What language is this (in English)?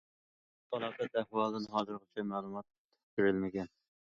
Uyghur